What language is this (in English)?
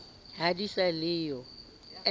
Southern Sotho